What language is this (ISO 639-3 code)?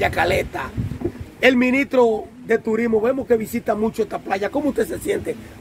spa